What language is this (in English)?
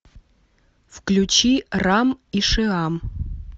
Russian